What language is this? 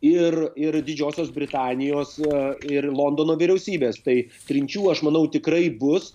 Lithuanian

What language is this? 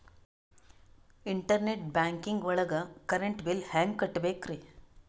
Kannada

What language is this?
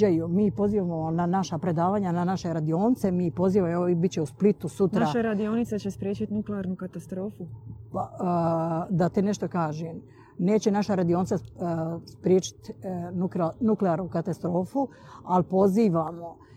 Croatian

